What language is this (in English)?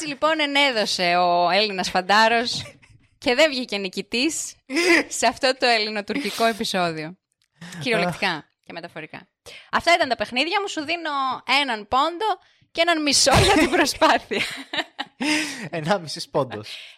Greek